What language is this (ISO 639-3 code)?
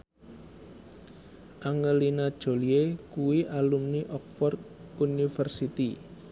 jav